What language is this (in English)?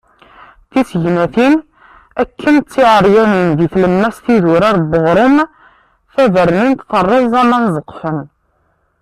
Kabyle